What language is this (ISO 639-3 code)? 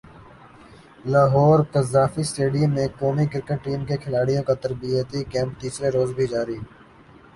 urd